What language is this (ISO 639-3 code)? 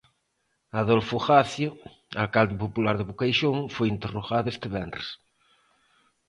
glg